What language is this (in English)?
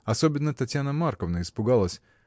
Russian